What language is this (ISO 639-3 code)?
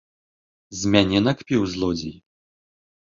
bel